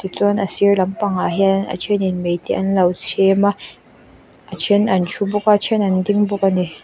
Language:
Mizo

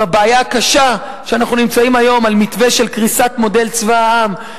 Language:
Hebrew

